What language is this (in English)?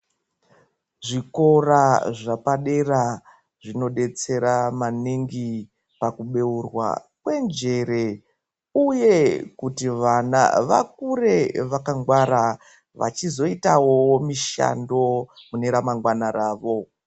Ndau